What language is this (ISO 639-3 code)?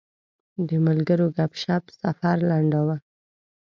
pus